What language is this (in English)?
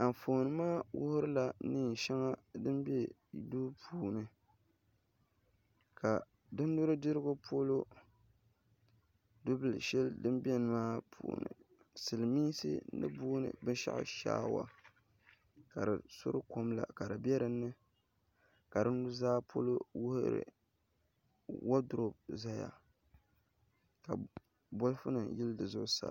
Dagbani